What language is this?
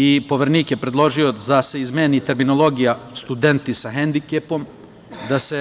Serbian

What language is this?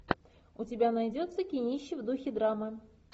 Russian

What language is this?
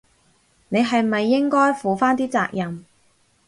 Cantonese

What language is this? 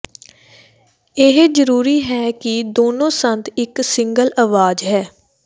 Punjabi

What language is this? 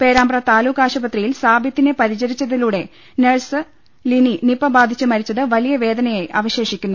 Malayalam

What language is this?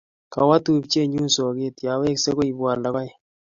Kalenjin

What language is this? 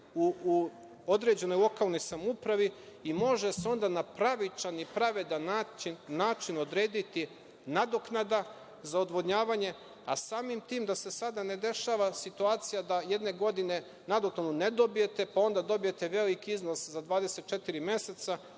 Serbian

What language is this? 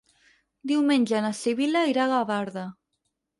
Catalan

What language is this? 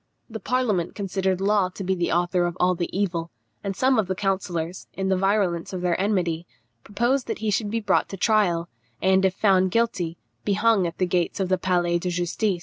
English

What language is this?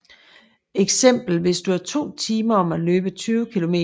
Danish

